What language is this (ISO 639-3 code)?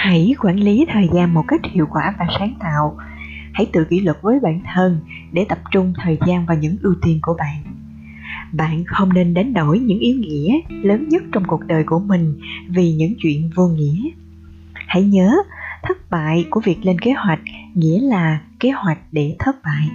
vie